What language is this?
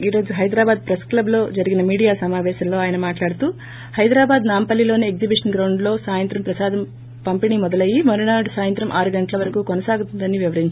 Telugu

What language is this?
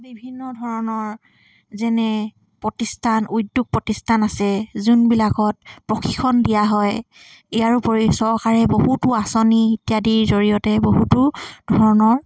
Assamese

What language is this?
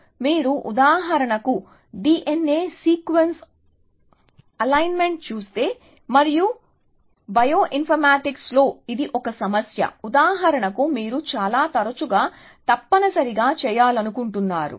Telugu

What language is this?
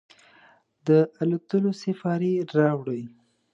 Pashto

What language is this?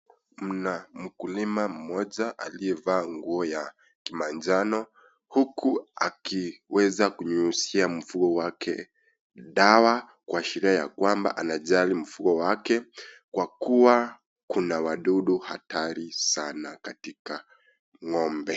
Swahili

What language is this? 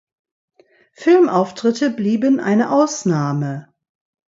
German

